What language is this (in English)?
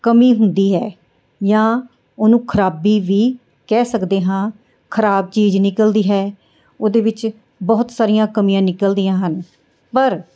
Punjabi